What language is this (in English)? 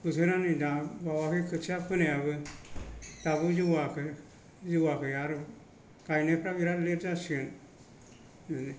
Bodo